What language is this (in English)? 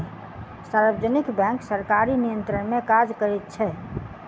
Maithili